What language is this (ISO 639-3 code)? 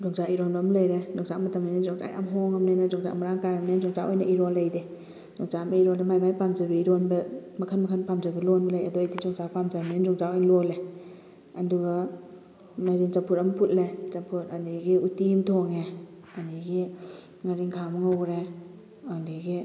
mni